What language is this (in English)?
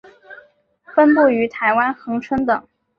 Chinese